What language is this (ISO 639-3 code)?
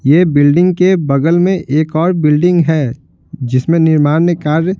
hin